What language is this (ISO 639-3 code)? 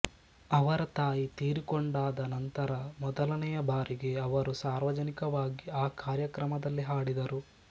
kan